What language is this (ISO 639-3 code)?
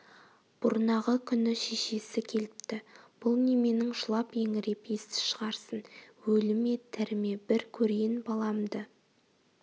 kaz